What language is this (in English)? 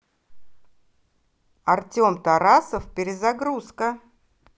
Russian